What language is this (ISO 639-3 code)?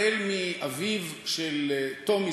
heb